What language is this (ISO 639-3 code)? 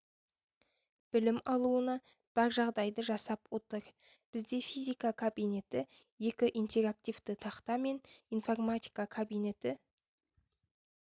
kaz